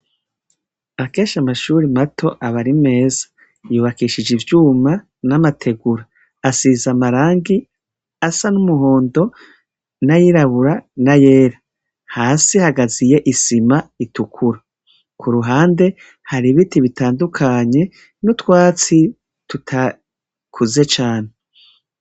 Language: Rundi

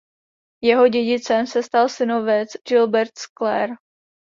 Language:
Czech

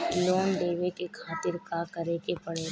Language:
Bhojpuri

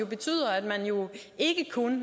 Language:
Danish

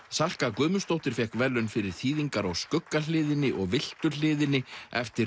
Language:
Icelandic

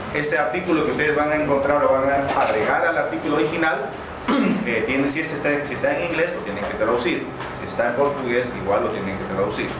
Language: Spanish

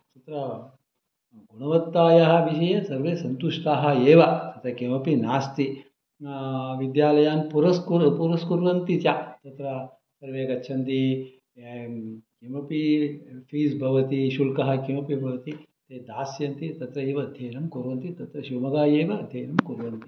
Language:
Sanskrit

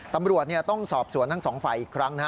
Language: Thai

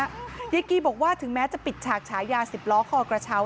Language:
Thai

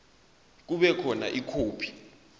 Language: Zulu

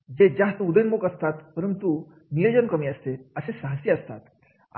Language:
Marathi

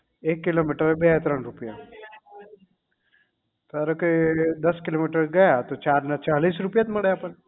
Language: Gujarati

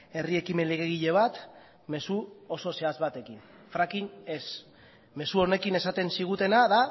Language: Basque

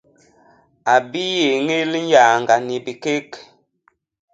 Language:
Basaa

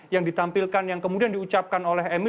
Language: Indonesian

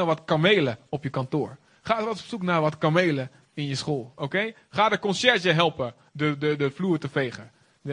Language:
Dutch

